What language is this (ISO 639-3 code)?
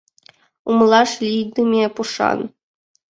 chm